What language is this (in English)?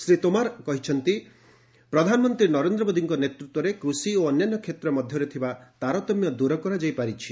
Odia